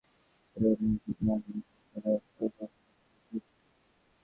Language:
Bangla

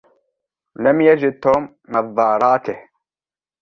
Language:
Arabic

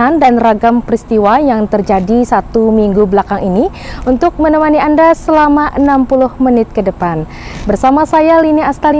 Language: Indonesian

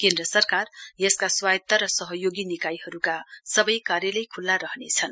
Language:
Nepali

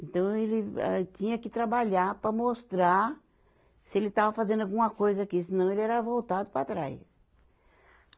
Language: Portuguese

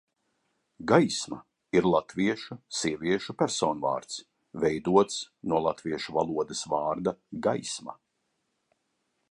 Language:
Latvian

